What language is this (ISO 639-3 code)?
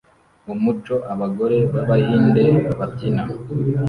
kin